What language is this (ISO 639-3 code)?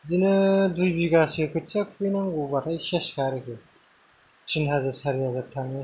brx